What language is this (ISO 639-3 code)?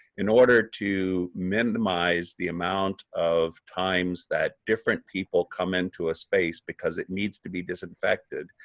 eng